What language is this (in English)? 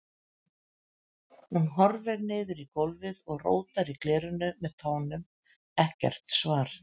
Icelandic